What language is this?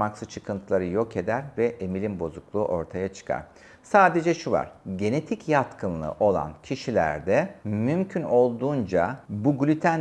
Turkish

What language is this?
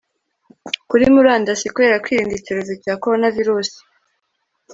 Kinyarwanda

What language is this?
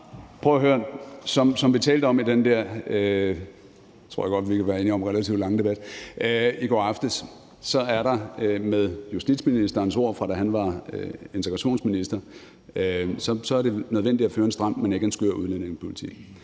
Danish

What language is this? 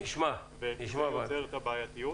Hebrew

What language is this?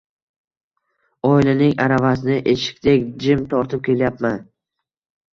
Uzbek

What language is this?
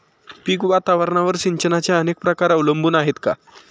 Marathi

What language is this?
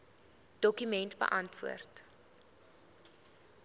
Afrikaans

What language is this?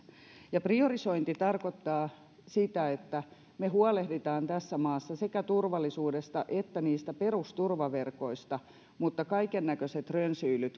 Finnish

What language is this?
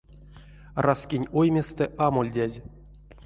Erzya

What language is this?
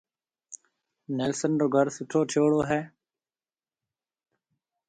Marwari (Pakistan)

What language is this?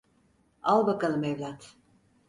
Turkish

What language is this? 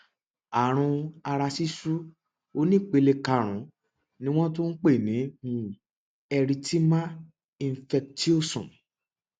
Yoruba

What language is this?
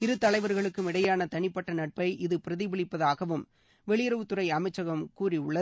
Tamil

